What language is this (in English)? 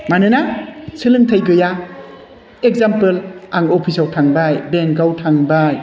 Bodo